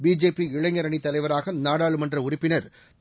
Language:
Tamil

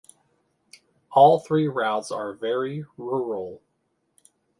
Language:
English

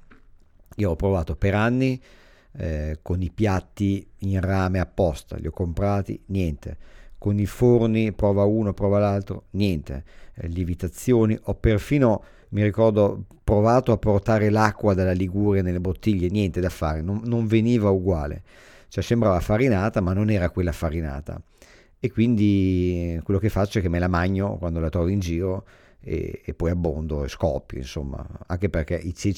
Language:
Italian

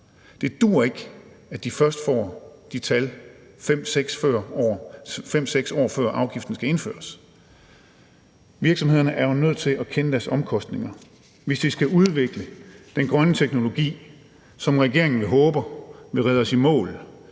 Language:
Danish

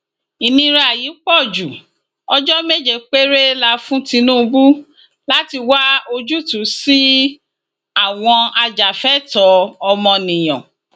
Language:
Yoruba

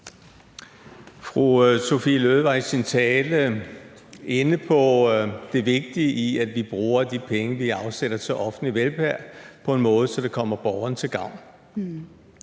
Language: Danish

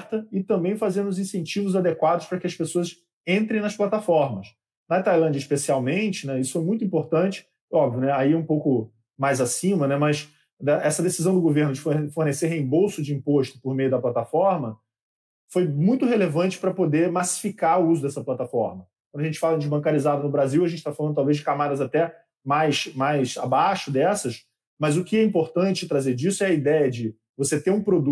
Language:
Portuguese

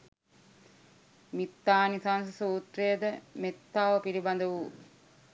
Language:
Sinhala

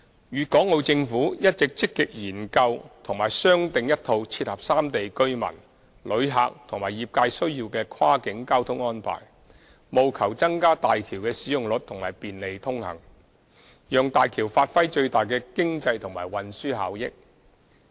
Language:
Cantonese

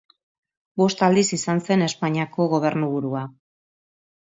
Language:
Basque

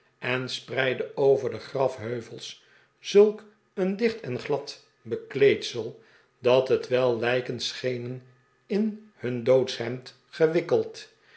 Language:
Dutch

